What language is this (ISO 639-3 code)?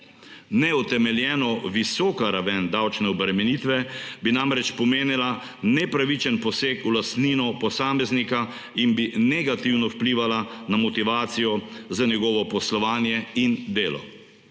slv